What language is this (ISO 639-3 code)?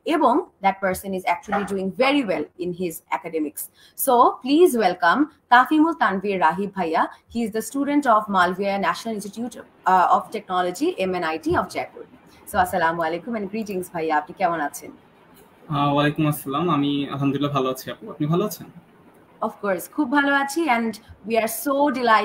ben